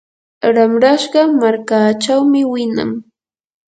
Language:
Yanahuanca Pasco Quechua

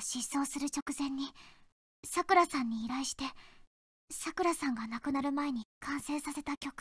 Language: Japanese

